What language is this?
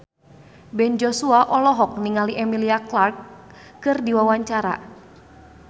Sundanese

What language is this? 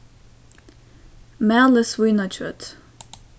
Faroese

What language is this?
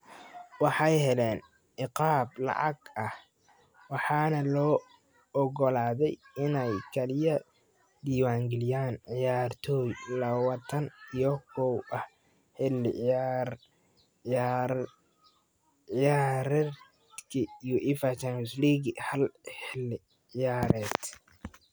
Somali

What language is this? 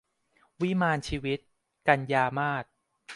Thai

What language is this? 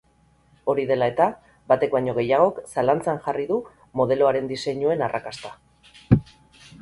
Basque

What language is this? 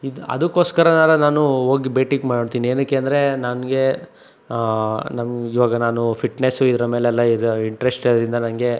Kannada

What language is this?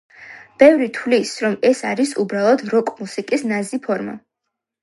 Georgian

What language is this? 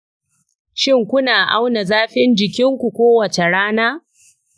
Hausa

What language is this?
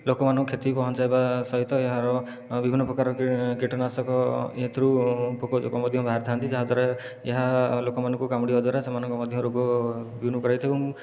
Odia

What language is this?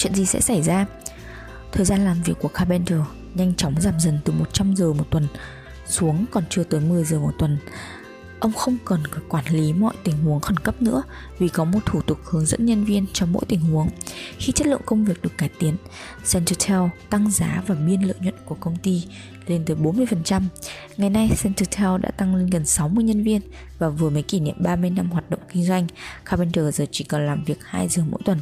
Vietnamese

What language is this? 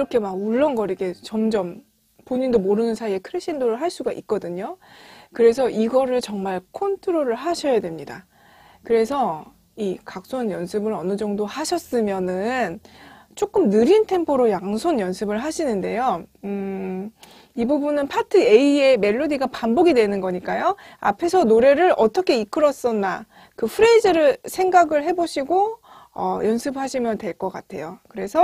Korean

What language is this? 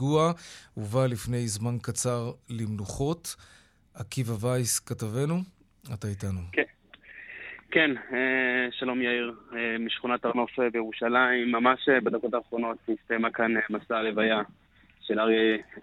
Hebrew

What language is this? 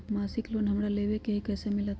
Magahi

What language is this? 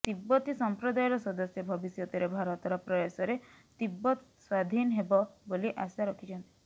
Odia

